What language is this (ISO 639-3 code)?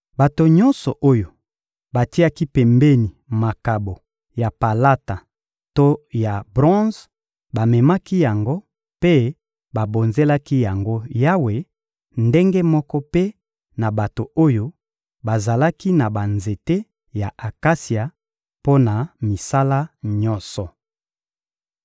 lin